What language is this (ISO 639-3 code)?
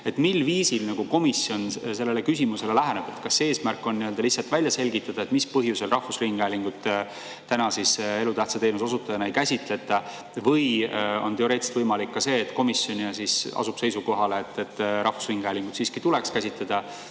est